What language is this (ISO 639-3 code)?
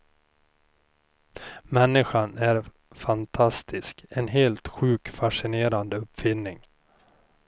swe